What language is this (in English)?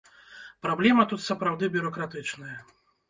Belarusian